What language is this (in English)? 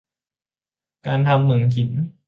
Thai